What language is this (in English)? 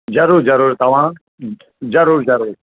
Sindhi